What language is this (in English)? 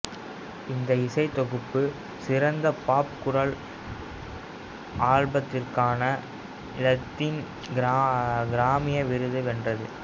Tamil